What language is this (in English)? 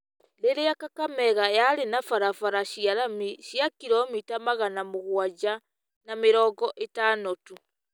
Kikuyu